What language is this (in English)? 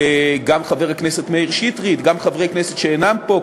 Hebrew